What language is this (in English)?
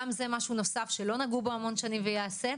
Hebrew